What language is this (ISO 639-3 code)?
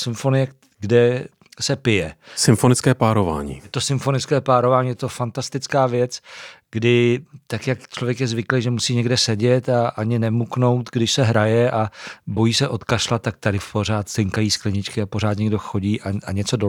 ces